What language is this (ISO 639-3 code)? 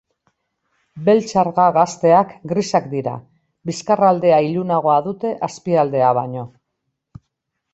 eus